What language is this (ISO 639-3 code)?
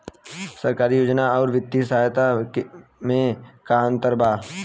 bho